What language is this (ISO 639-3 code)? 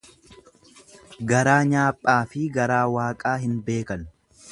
orm